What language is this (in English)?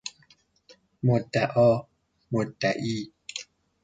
Persian